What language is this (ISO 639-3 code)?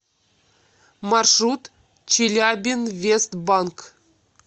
rus